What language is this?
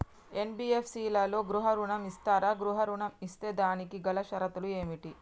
Telugu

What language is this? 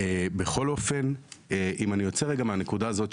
Hebrew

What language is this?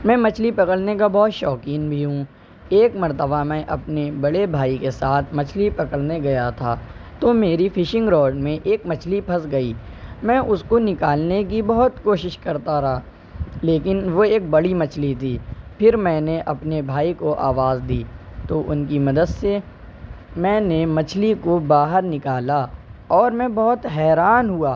Urdu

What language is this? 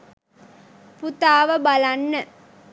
Sinhala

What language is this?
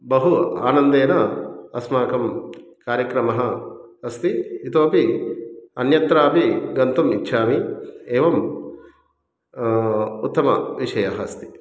Sanskrit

